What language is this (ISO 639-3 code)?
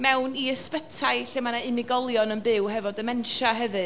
cym